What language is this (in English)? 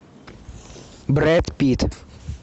Russian